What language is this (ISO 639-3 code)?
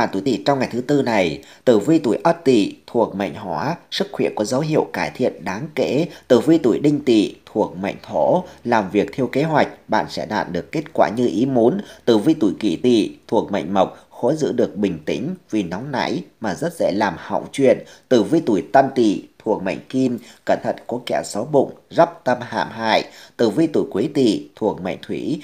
vie